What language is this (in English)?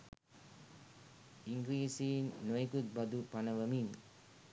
Sinhala